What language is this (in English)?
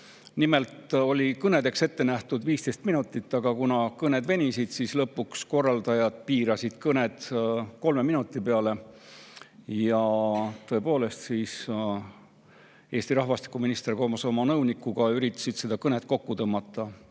Estonian